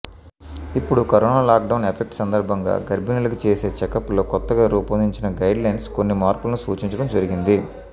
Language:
Telugu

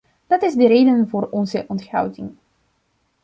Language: Dutch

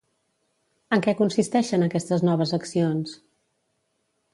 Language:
Catalan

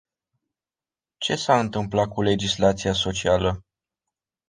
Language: Romanian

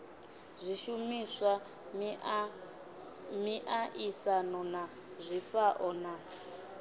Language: Venda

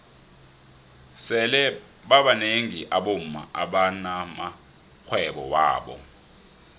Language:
South Ndebele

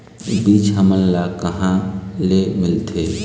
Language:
Chhattisgarhi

